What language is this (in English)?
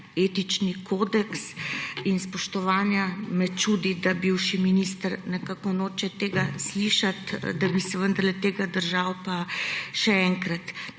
Slovenian